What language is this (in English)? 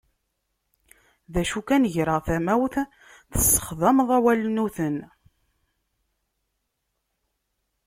Kabyle